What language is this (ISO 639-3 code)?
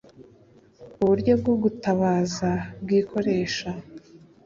kin